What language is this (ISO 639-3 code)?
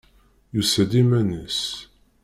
kab